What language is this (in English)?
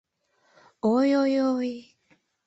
Mari